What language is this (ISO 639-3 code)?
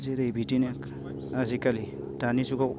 brx